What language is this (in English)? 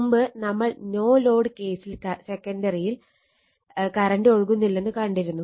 Malayalam